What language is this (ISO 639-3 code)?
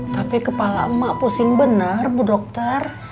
ind